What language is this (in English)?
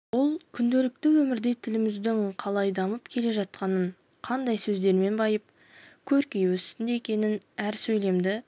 Kazakh